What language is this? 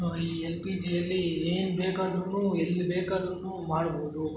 Kannada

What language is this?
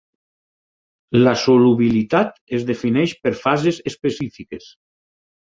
Catalan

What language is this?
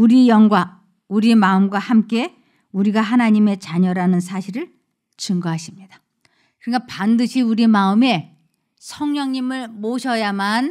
Korean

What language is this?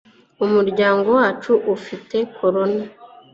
Kinyarwanda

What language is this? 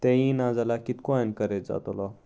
Konkani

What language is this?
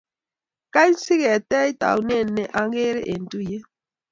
Kalenjin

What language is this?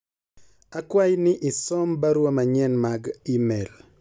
Luo (Kenya and Tanzania)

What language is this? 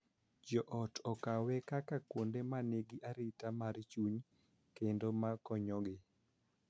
Luo (Kenya and Tanzania)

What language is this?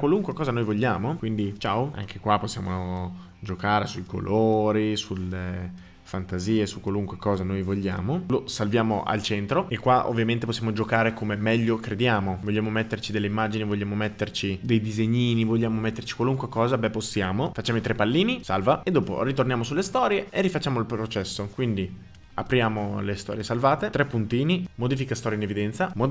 Italian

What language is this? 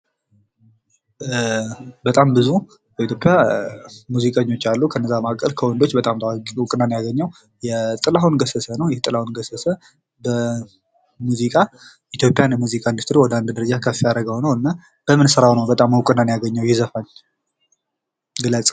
Amharic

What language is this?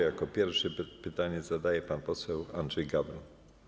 Polish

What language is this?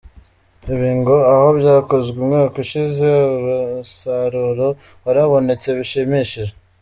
Kinyarwanda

